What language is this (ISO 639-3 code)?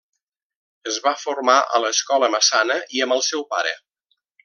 cat